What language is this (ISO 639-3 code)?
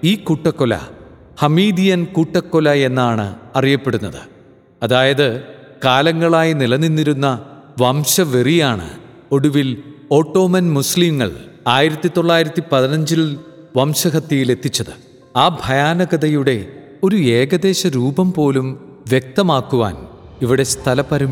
mal